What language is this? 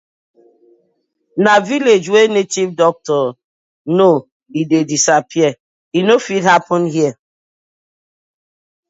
Nigerian Pidgin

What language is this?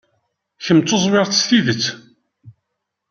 Kabyle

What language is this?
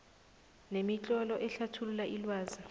South Ndebele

